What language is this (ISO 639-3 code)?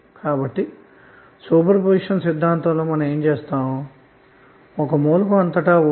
tel